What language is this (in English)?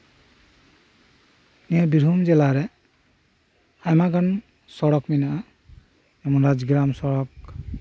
Santali